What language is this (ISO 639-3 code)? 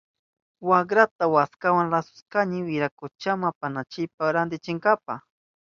qup